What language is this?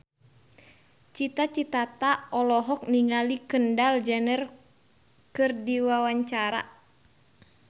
Sundanese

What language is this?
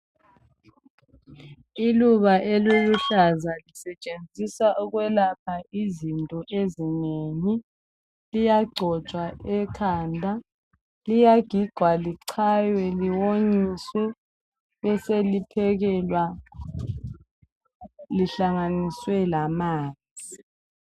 North Ndebele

